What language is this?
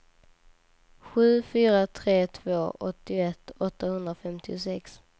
Swedish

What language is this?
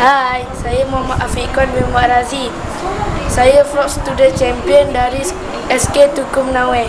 Malay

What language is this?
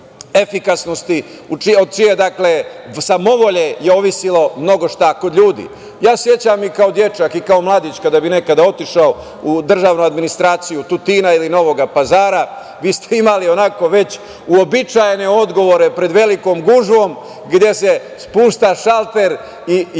Serbian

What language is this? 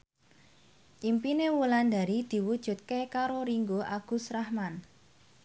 Javanese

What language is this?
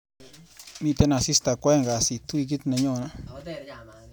Kalenjin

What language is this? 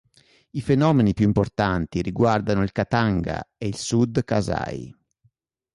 Italian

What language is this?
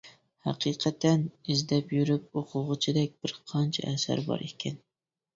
Uyghur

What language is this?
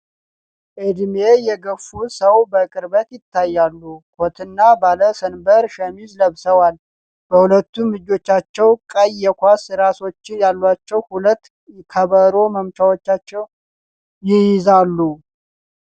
Amharic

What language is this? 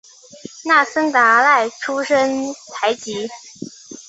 Chinese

